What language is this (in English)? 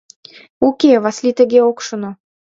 Mari